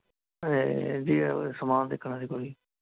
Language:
Punjabi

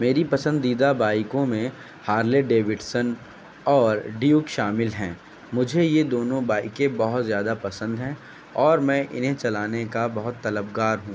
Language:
Urdu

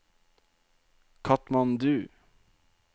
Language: Norwegian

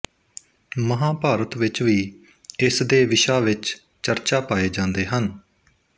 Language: Punjabi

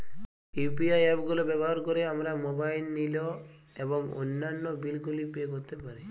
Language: Bangla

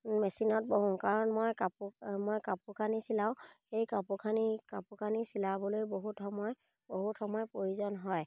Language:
Assamese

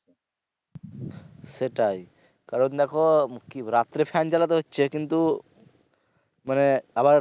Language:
Bangla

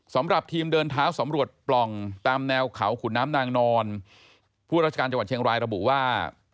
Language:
Thai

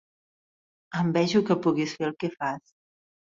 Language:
Catalan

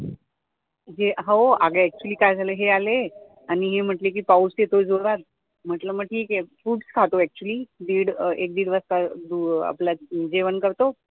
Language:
Marathi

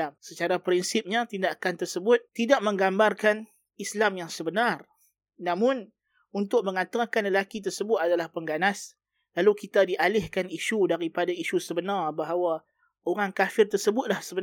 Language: Malay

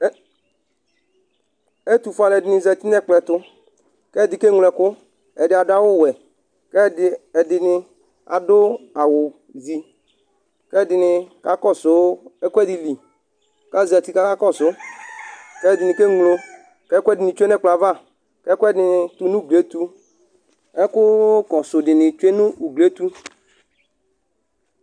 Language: Ikposo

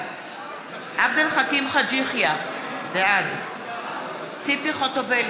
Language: Hebrew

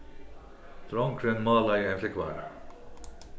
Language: Faroese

